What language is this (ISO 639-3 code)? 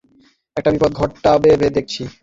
ben